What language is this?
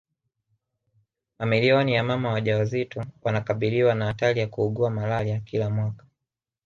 Swahili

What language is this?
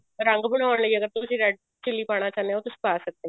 Punjabi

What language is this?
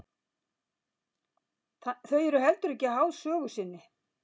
Icelandic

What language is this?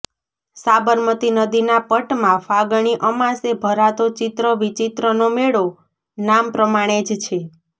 Gujarati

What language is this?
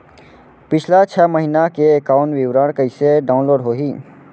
Chhattisgarhi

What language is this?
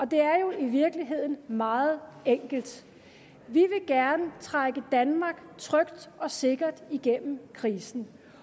Danish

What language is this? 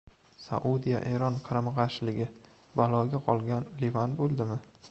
Uzbek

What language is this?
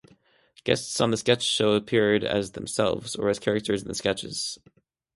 English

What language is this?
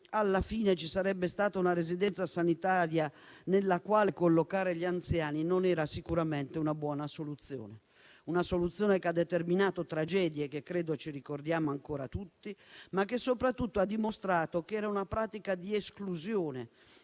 Italian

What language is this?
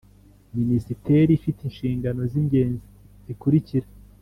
Kinyarwanda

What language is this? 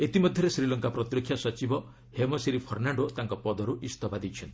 Odia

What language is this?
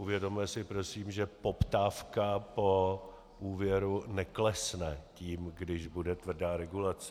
Czech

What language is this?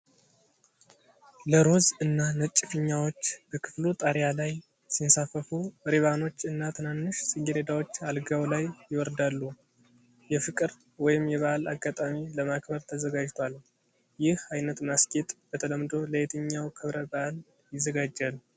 Amharic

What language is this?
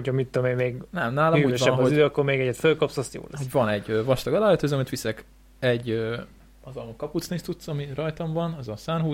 Hungarian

